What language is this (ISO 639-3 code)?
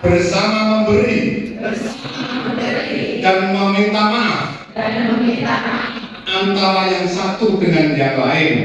ind